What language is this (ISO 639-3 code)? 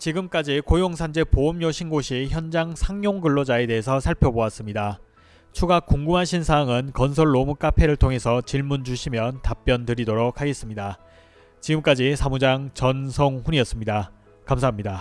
kor